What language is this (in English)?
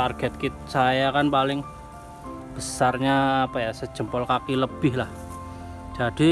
Indonesian